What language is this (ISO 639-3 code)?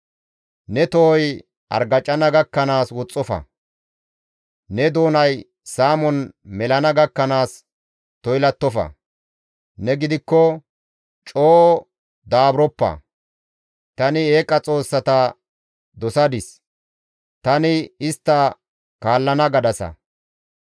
gmv